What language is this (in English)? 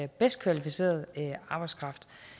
Danish